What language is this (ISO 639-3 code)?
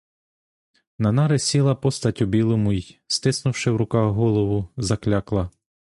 ukr